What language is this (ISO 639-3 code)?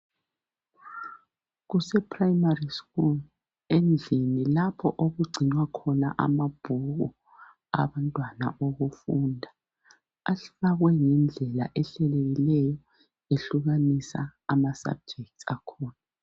nde